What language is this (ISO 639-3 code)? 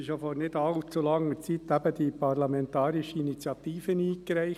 gsw